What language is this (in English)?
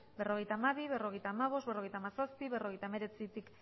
Basque